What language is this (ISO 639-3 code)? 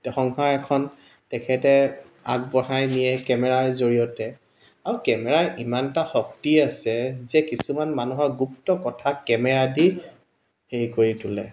asm